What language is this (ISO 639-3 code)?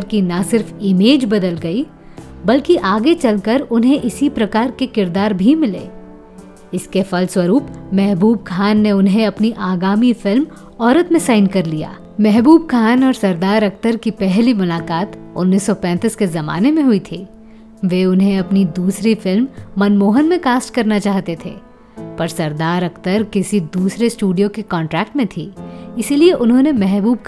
hin